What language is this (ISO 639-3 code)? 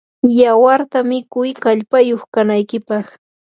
qur